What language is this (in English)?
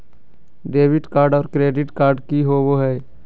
Magahi